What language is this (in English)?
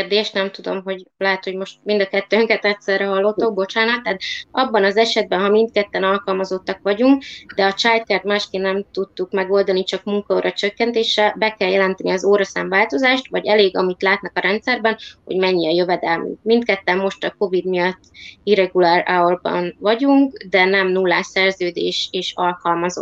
Hungarian